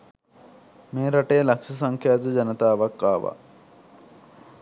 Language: Sinhala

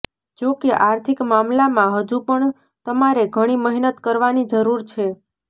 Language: Gujarati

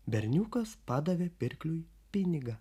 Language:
Lithuanian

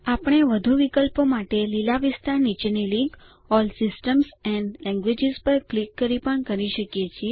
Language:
Gujarati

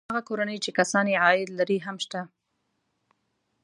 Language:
Pashto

